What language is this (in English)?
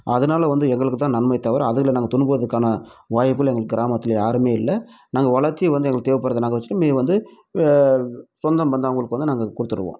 Tamil